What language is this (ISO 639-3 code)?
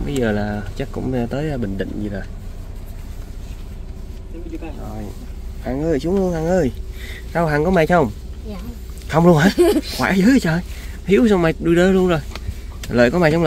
vie